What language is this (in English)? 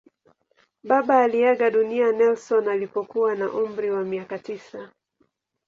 Swahili